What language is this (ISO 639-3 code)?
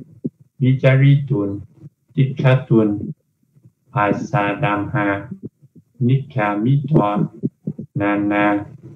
vie